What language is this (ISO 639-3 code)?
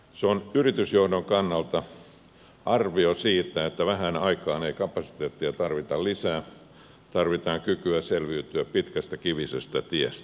fin